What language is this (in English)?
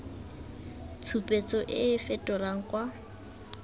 Tswana